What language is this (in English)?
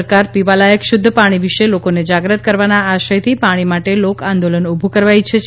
Gujarati